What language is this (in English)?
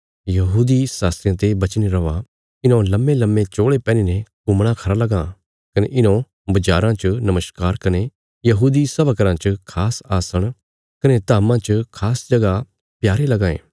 Bilaspuri